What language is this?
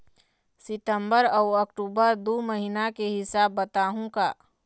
Chhattisgarhi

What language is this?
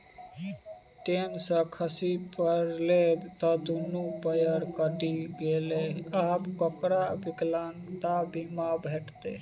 Maithili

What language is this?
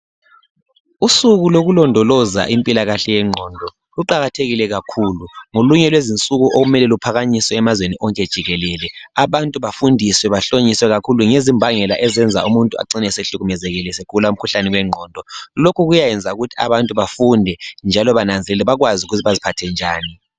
North Ndebele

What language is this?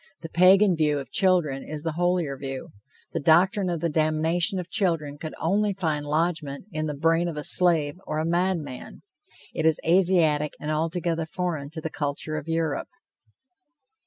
English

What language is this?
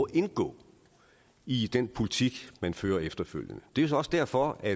Danish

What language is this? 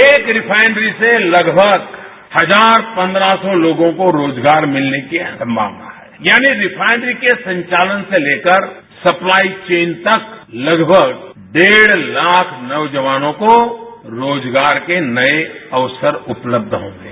Hindi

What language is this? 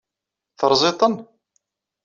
Kabyle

